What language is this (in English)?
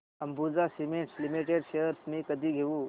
Marathi